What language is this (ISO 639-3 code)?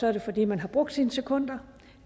dan